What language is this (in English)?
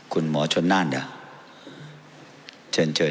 Thai